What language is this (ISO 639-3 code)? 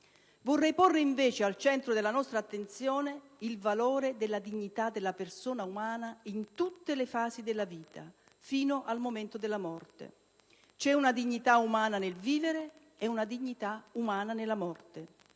ita